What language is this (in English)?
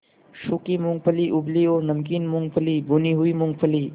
Hindi